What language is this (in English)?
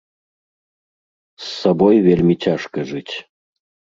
Belarusian